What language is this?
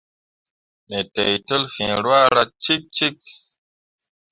Mundang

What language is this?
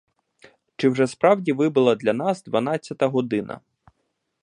Ukrainian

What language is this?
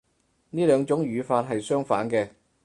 Cantonese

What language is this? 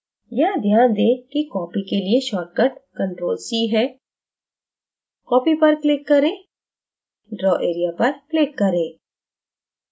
Hindi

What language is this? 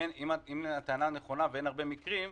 Hebrew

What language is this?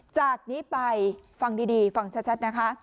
Thai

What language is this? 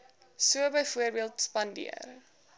Afrikaans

